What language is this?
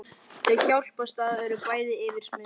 Icelandic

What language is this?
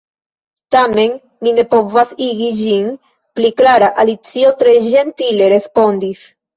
Esperanto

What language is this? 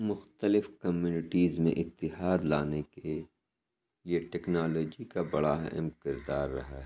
Urdu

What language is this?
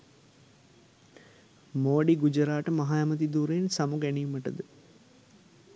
Sinhala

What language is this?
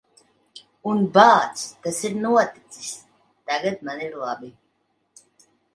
Latvian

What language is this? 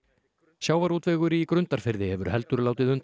Icelandic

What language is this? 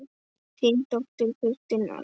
Icelandic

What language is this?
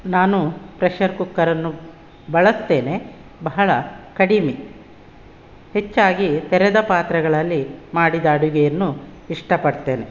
Kannada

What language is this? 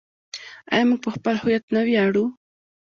Pashto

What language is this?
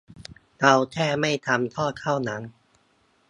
Thai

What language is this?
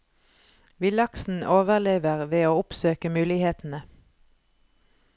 Norwegian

